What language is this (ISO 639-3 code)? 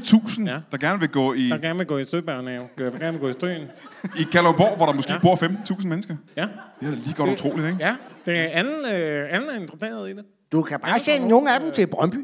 dan